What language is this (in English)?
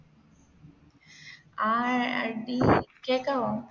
Malayalam